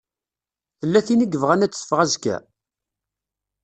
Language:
Kabyle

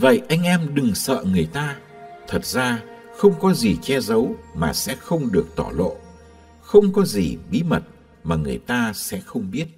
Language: Vietnamese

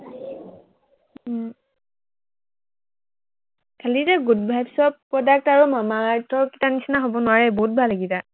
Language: Assamese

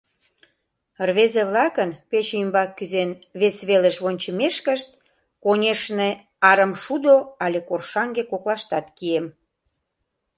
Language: Mari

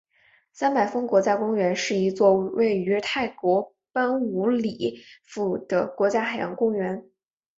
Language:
Chinese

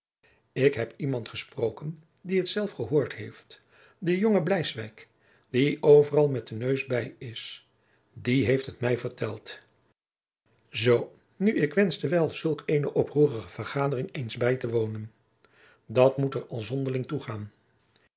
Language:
Dutch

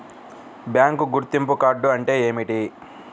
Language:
Telugu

